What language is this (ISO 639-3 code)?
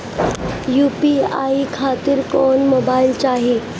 bho